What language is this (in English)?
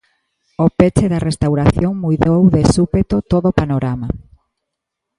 Galician